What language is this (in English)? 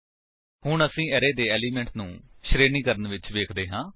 Punjabi